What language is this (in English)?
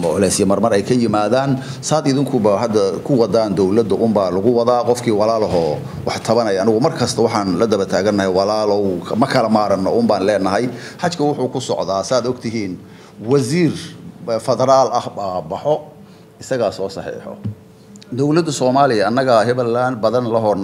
Arabic